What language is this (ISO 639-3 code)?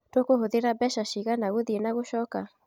kik